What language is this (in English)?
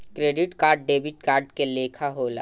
Bhojpuri